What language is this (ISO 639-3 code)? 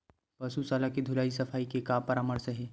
hne